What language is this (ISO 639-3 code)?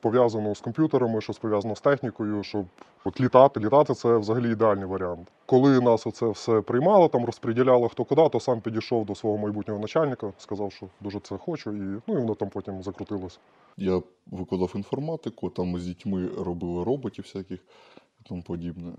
ukr